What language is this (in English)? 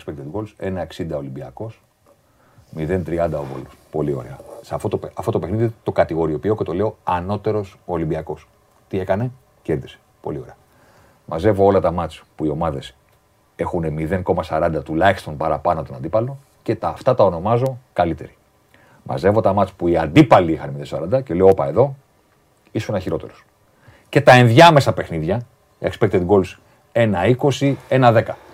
Greek